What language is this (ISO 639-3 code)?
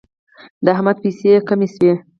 pus